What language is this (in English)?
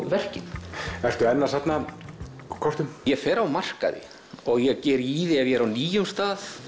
Icelandic